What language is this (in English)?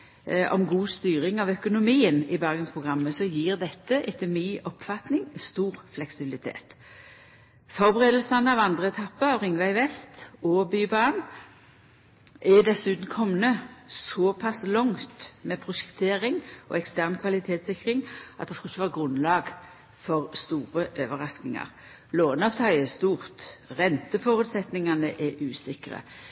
Norwegian Nynorsk